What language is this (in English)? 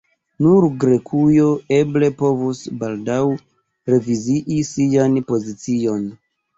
Esperanto